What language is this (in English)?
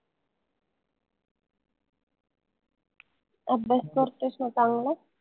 Marathi